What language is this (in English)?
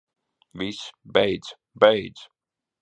Latvian